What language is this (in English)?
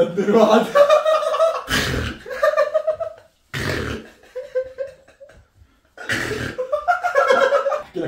Arabic